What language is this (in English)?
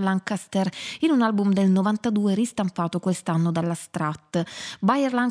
Italian